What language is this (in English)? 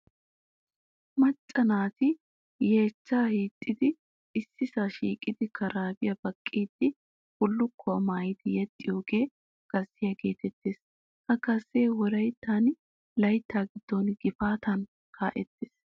Wolaytta